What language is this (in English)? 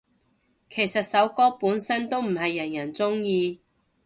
Cantonese